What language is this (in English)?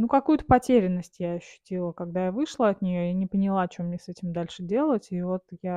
Russian